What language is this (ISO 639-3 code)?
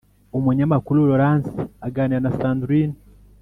kin